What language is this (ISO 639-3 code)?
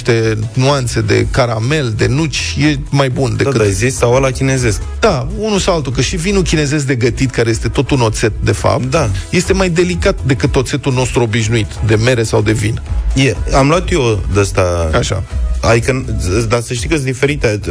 ron